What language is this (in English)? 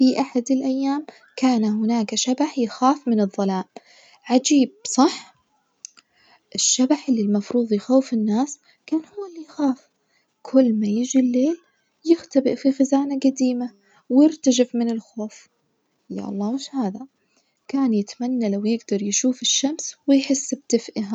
Najdi Arabic